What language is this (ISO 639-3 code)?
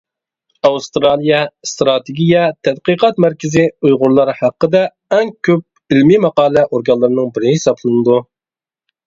uig